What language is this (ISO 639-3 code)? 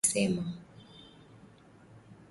swa